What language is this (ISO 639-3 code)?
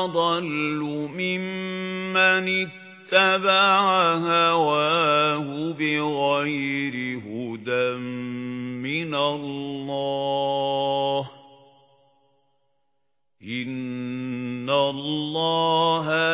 ara